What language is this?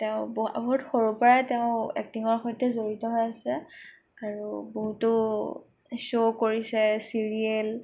Assamese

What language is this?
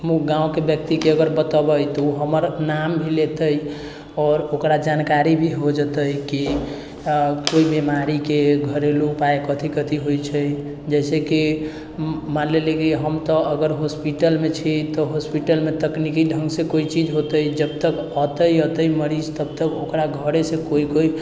Maithili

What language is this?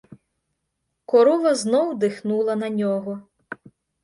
Ukrainian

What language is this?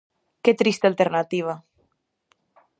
Galician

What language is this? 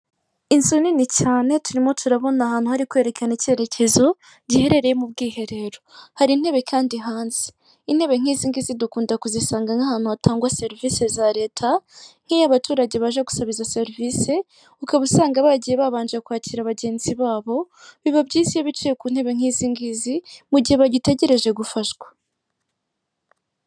Kinyarwanda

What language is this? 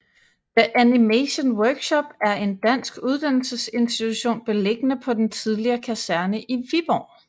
Danish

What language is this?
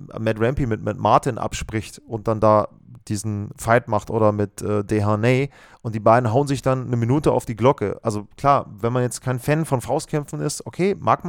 German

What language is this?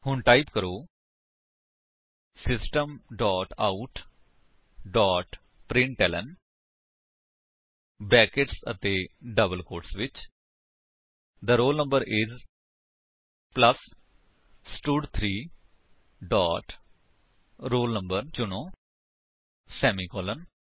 Punjabi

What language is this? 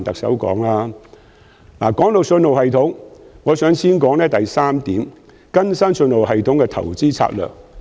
Cantonese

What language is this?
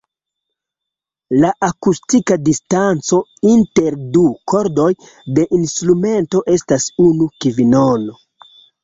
Esperanto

